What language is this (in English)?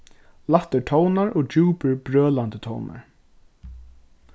Faroese